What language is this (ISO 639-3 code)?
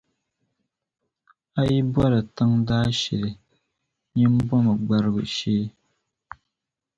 dag